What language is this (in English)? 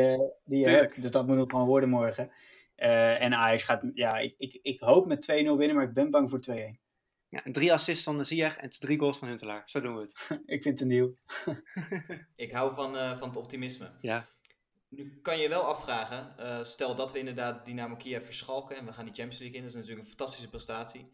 Dutch